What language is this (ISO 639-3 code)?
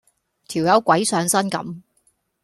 yue